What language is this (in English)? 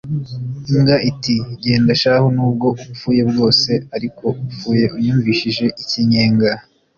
Kinyarwanda